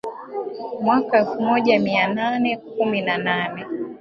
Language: Swahili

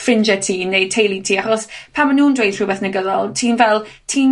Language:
Welsh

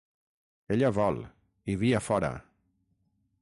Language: Catalan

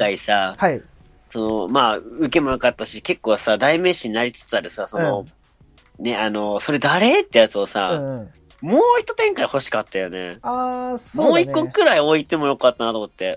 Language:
Japanese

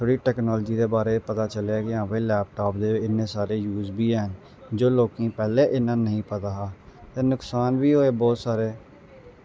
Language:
Dogri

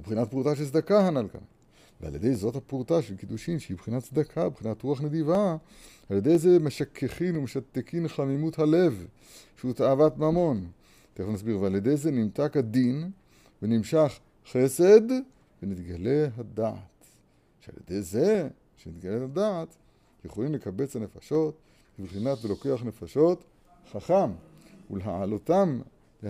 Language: Hebrew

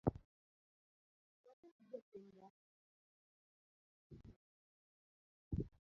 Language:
Luo (Kenya and Tanzania)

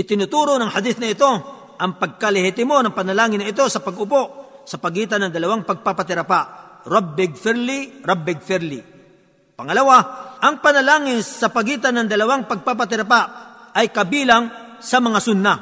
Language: Filipino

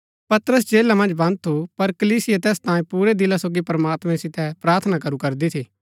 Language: Gaddi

